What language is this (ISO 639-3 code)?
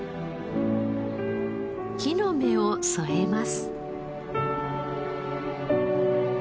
jpn